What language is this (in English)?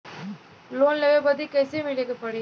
Bhojpuri